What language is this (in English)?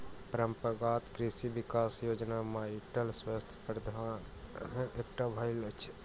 Maithili